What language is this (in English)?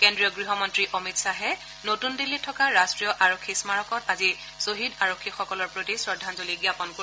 Assamese